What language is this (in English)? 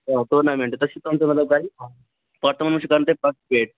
Kashmiri